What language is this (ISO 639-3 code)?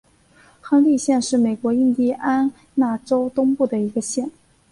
zho